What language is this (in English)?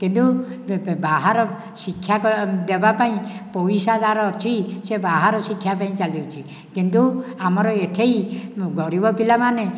Odia